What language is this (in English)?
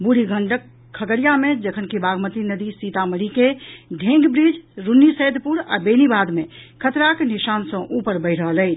Maithili